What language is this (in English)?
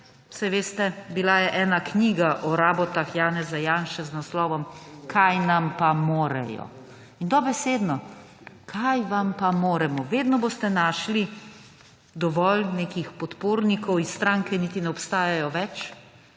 Slovenian